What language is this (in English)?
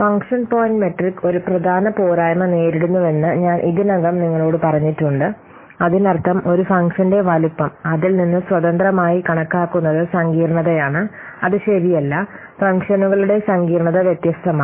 Malayalam